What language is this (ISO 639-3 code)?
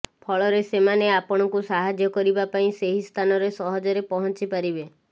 ori